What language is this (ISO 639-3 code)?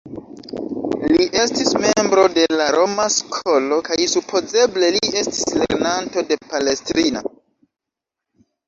epo